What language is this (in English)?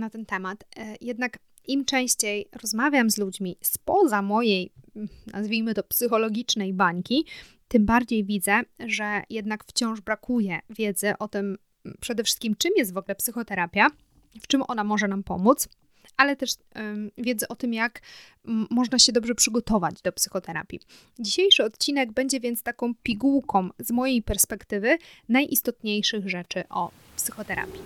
Polish